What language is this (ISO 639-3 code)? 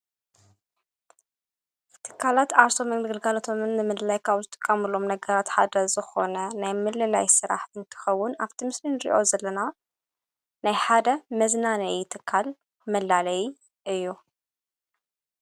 tir